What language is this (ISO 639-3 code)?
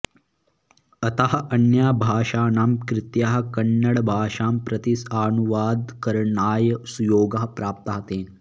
san